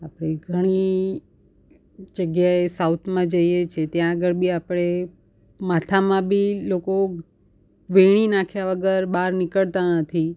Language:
Gujarati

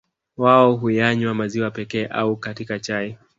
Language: Swahili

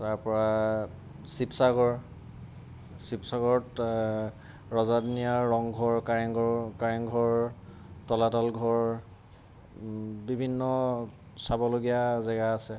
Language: Assamese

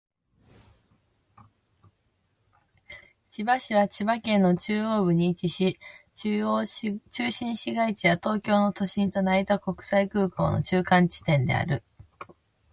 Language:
Japanese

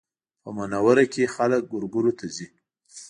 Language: Pashto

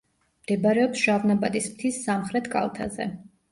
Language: Georgian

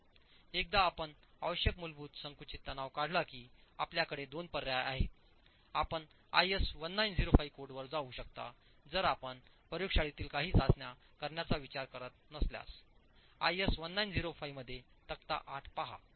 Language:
Marathi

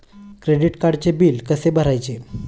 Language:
Marathi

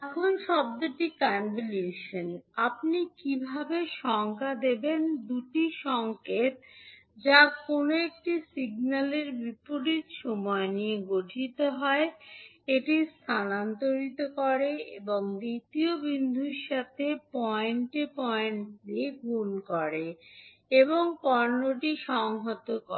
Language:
Bangla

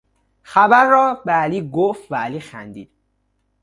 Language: Persian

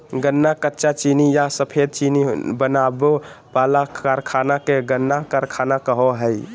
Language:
Magahi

